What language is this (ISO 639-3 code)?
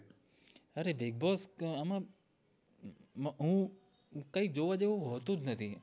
guj